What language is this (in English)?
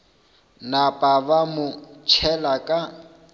Northern Sotho